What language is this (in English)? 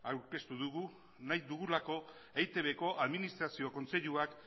Basque